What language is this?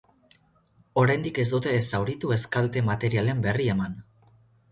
Basque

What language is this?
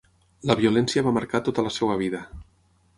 Catalan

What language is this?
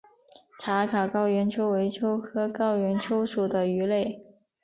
Chinese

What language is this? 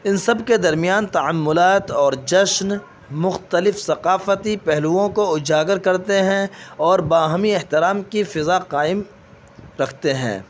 Urdu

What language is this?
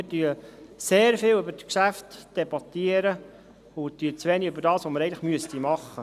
Swiss German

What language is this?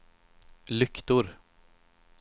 Swedish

